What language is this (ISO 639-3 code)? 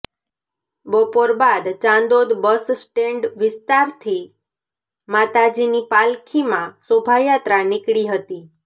guj